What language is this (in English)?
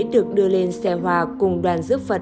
Vietnamese